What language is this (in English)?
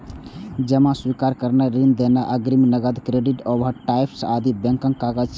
Maithili